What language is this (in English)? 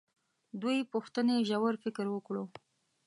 Pashto